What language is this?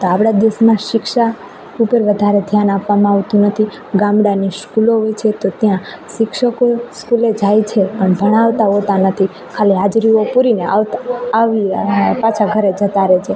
Gujarati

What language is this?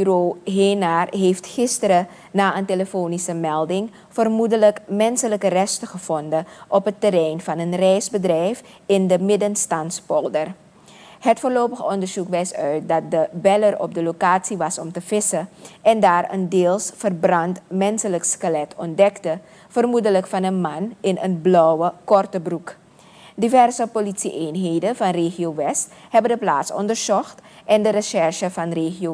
Dutch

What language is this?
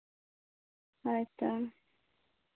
Santali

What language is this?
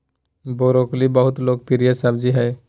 Magahi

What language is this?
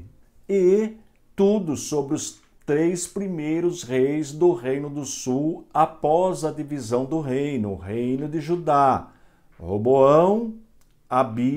Portuguese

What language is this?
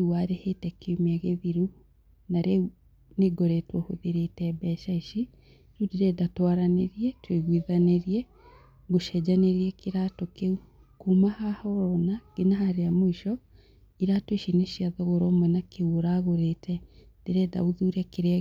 Kikuyu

